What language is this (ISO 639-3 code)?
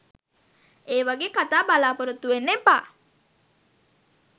sin